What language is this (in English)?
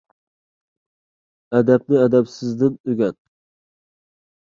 Uyghur